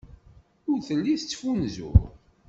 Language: Kabyle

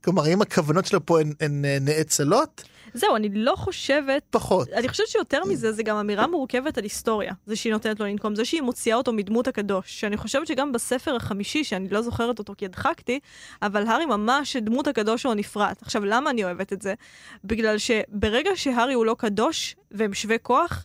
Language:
Hebrew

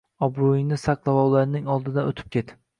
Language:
Uzbek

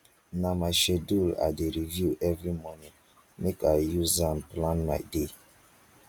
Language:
Nigerian Pidgin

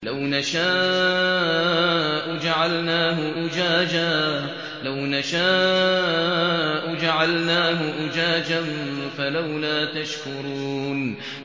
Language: Arabic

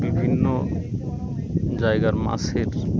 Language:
Bangla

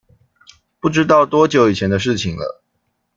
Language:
Chinese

